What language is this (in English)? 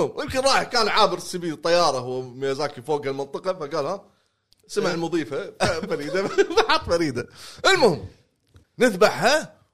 Arabic